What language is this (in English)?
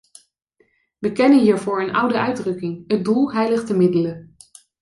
Dutch